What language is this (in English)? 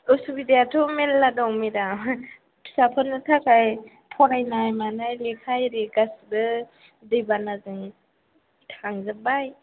Bodo